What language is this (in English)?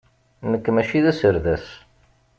Kabyle